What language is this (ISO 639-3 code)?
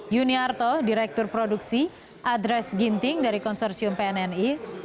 ind